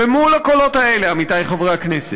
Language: Hebrew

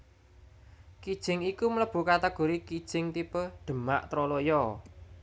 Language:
Javanese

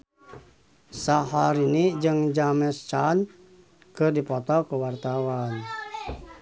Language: Sundanese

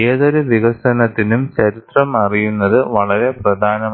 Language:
Malayalam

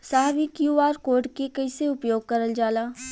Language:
Bhojpuri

